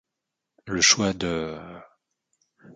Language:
French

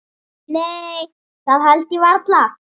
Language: Icelandic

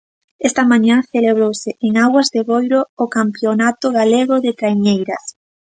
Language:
Galician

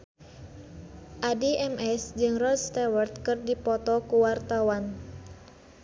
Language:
Sundanese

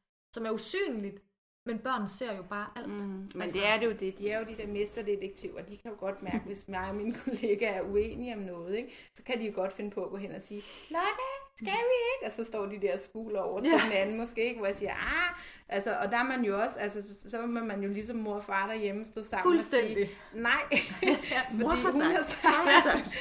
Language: Danish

